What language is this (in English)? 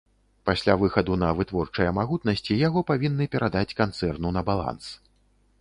Belarusian